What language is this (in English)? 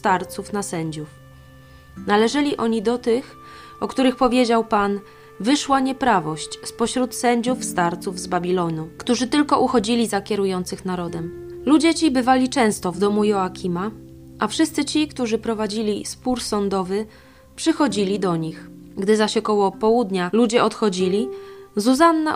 Polish